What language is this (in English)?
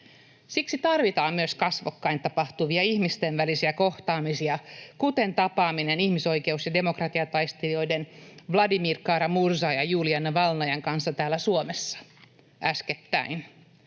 Finnish